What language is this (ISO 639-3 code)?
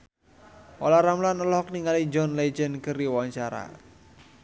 sun